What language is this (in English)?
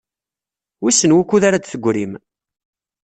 Kabyle